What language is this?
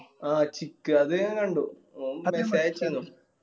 Malayalam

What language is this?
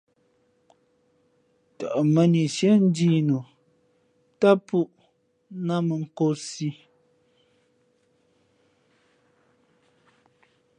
Fe'fe'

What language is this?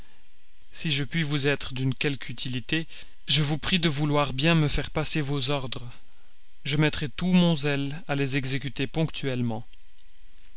French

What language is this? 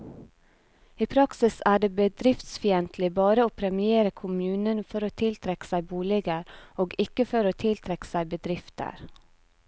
Norwegian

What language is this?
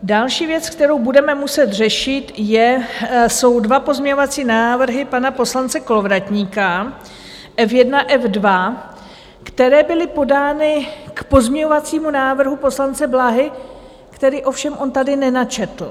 Czech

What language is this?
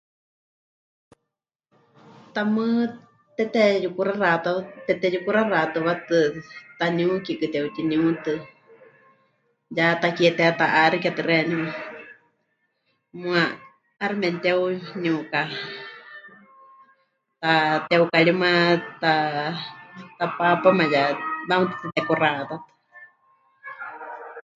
Huichol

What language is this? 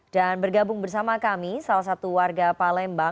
Indonesian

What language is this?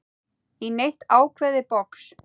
Icelandic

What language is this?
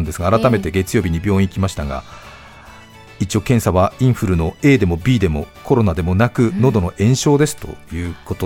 Japanese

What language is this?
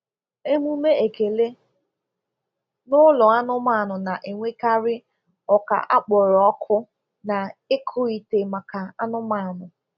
Igbo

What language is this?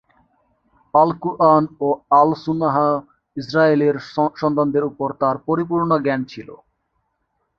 Bangla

